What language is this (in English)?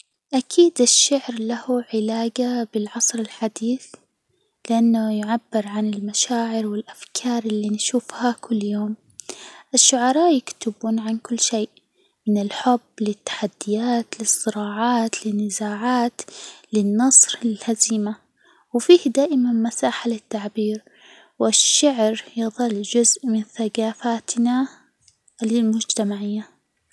Hijazi Arabic